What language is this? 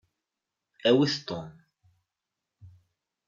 Kabyle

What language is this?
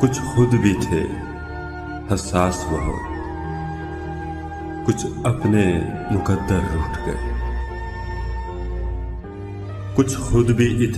Romanian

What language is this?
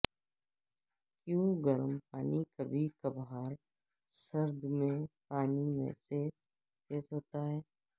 Urdu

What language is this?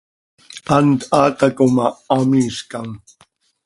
Seri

